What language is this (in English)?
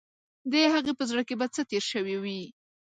Pashto